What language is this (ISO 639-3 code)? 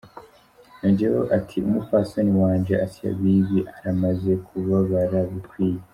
kin